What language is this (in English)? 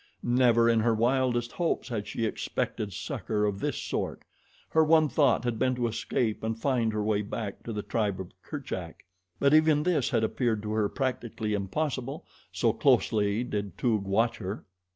English